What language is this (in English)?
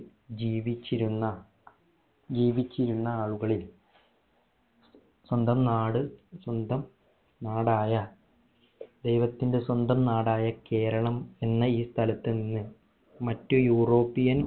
Malayalam